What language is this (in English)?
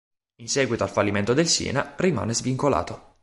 Italian